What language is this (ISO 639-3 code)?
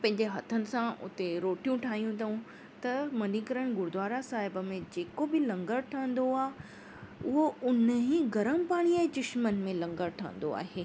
snd